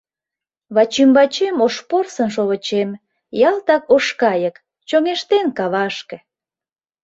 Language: Mari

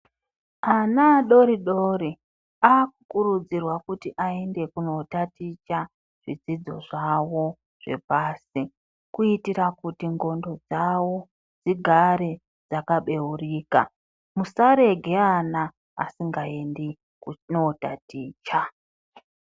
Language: Ndau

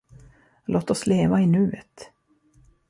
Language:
Swedish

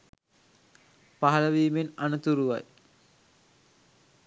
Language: Sinhala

